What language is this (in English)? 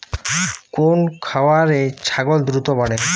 Bangla